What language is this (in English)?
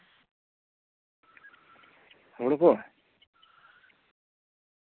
Santali